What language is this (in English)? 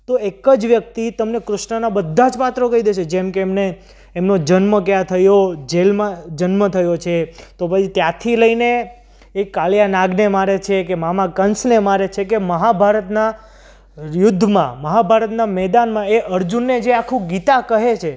Gujarati